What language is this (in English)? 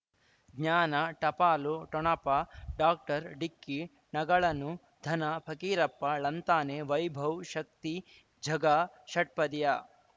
Kannada